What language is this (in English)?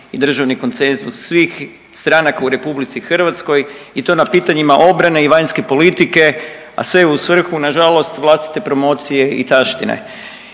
Croatian